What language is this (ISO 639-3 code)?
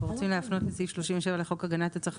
heb